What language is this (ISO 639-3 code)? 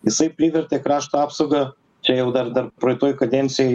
lit